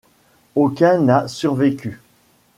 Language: French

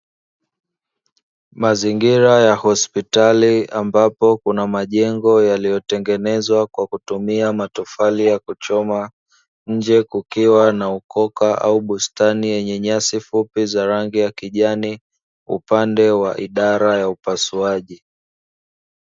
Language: Swahili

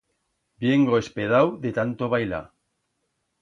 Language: Aragonese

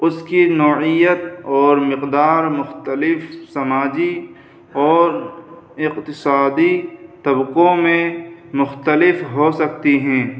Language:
Urdu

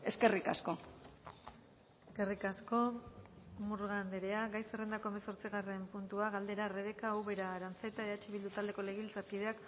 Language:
Basque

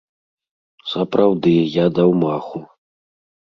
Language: Belarusian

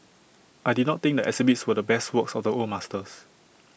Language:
English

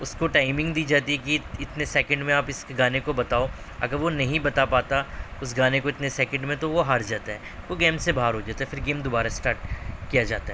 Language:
Urdu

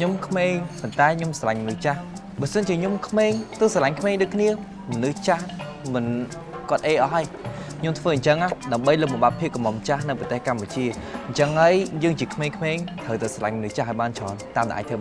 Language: Vietnamese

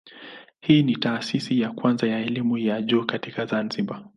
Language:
Swahili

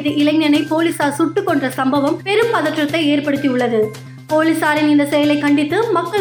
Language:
Tamil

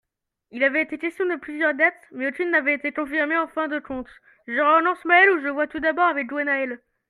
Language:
French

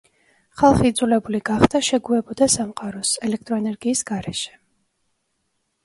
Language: Georgian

